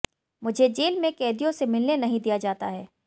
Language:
Hindi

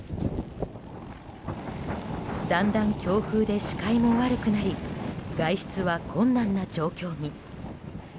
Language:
Japanese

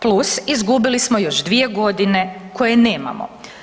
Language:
Croatian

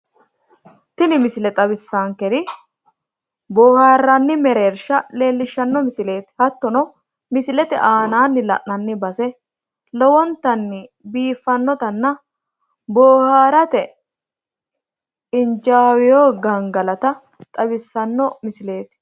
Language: Sidamo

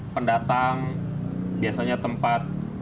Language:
Indonesian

